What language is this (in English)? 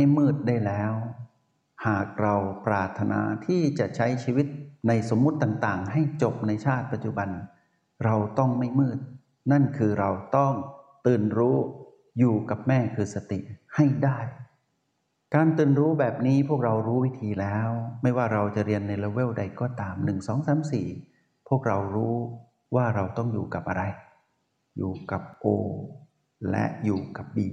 Thai